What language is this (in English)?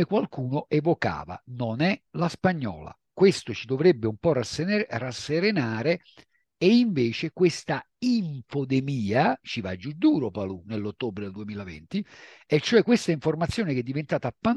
Italian